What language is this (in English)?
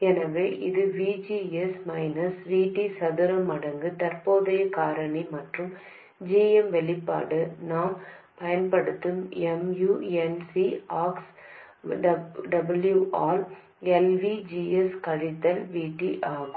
Tamil